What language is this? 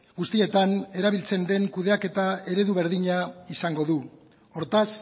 Basque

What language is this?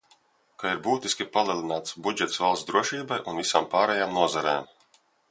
Latvian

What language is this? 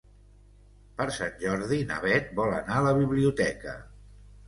Catalan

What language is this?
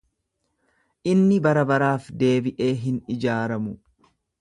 Oromo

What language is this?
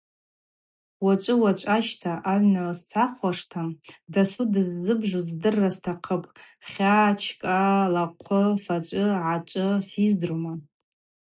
Abaza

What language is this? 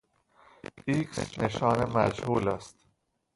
Persian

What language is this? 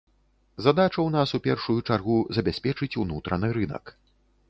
Belarusian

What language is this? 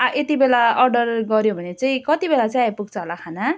Nepali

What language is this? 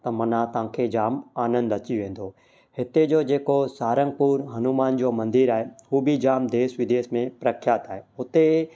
Sindhi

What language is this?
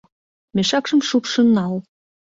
Mari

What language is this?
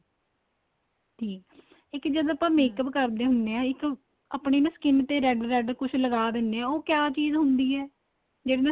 Punjabi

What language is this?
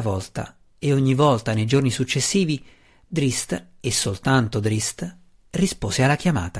Italian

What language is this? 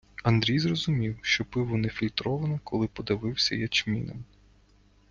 Ukrainian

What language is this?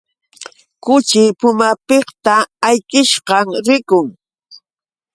Yauyos Quechua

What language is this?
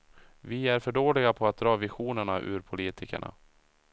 Swedish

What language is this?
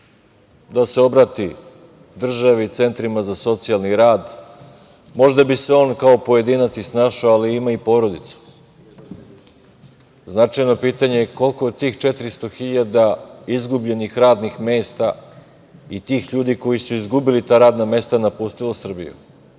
Serbian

